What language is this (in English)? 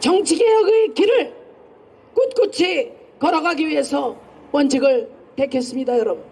Korean